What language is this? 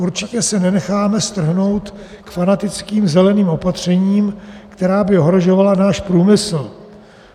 Czech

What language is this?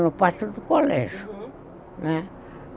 Portuguese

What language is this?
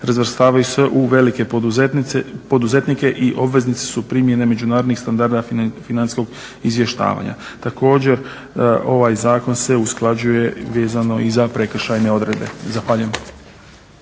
Croatian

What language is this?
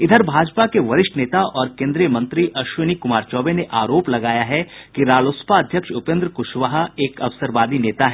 Hindi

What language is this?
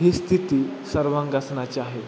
Marathi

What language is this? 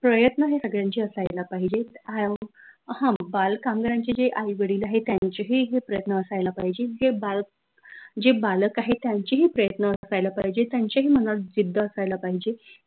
Marathi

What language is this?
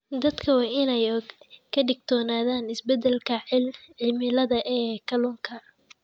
Somali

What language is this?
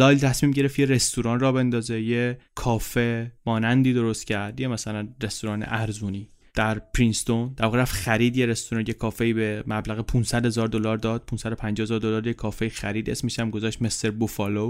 Persian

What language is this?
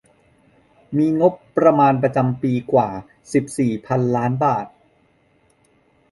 Thai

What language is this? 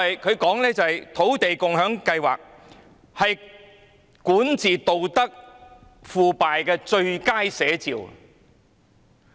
Cantonese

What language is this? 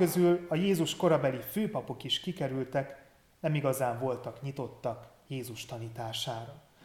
Hungarian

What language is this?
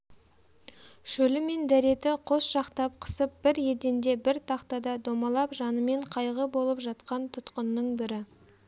Kazakh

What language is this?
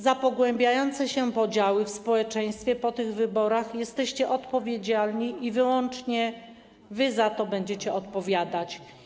Polish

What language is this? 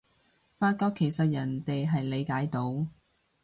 Cantonese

